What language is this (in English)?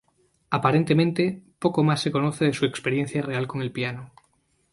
Spanish